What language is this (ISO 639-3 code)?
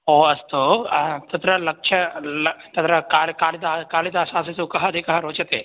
san